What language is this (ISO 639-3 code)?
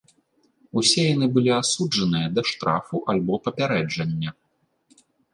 bel